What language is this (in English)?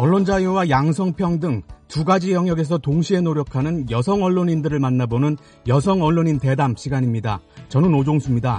Korean